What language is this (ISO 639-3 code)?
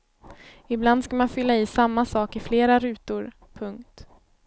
swe